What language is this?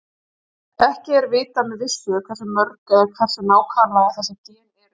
Icelandic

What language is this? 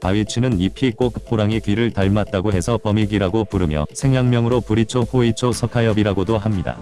Korean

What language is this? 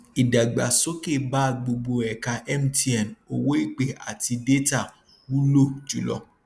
Yoruba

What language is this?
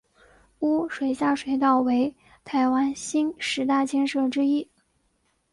Chinese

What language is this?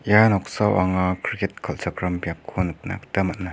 Garo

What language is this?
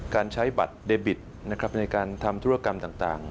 Thai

